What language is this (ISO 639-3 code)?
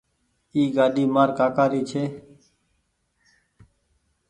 gig